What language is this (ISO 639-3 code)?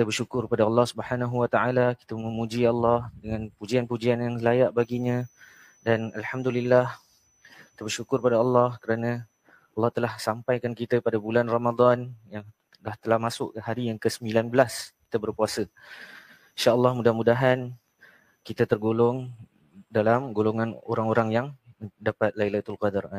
msa